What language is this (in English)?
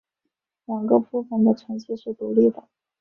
Chinese